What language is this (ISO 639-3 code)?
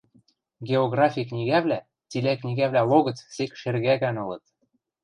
mrj